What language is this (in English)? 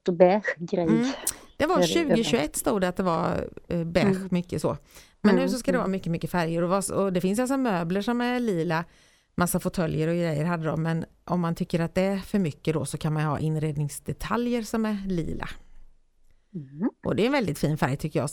Swedish